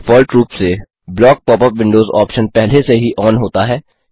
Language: Hindi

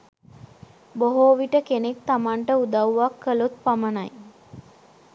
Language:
Sinhala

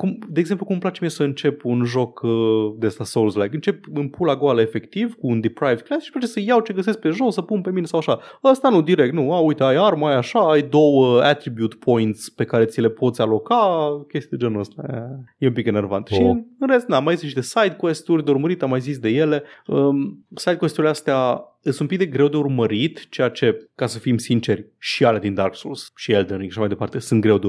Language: Romanian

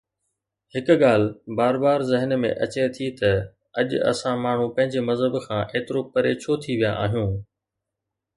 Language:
Sindhi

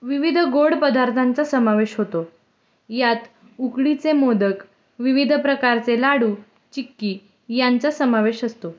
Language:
Marathi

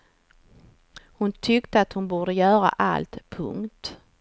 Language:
Swedish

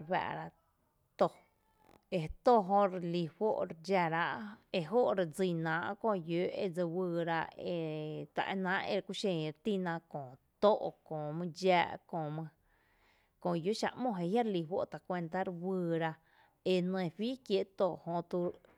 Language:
Tepinapa Chinantec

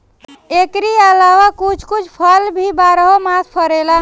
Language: Bhojpuri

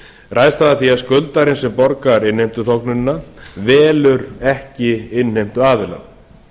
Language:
Icelandic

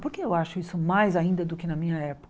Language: Portuguese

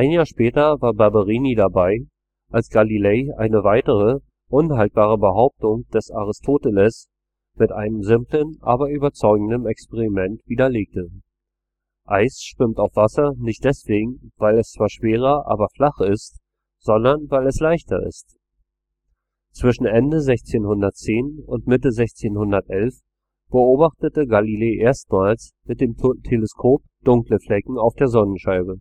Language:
German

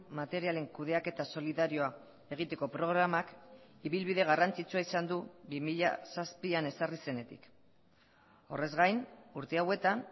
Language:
Basque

